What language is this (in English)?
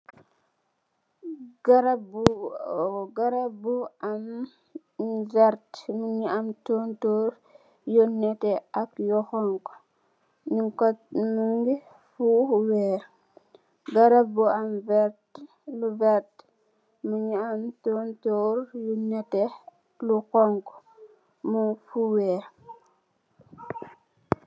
Wolof